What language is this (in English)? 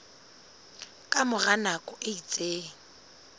Southern Sotho